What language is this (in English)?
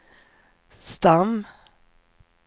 Swedish